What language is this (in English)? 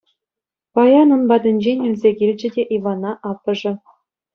Chuvash